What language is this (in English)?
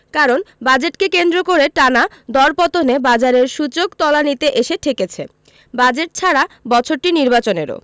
Bangla